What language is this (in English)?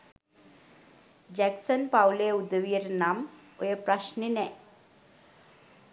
Sinhala